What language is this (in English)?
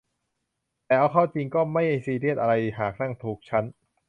Thai